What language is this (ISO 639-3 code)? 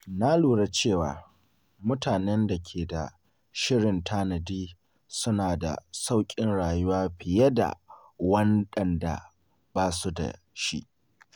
hau